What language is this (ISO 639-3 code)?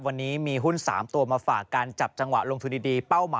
tha